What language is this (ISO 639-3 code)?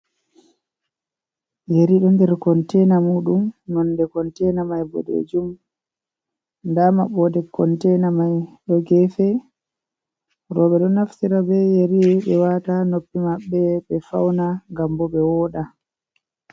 ful